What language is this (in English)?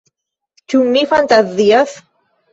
Esperanto